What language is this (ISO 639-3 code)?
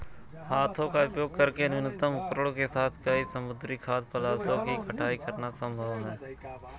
hin